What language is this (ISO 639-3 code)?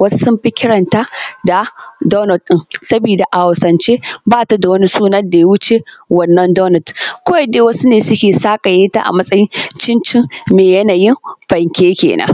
hau